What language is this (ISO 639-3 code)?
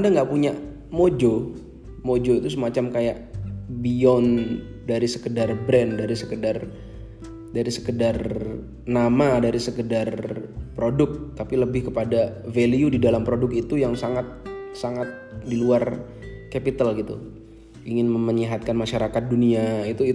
ind